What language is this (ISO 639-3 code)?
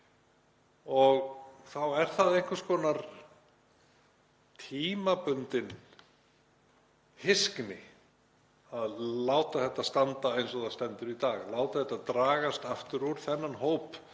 isl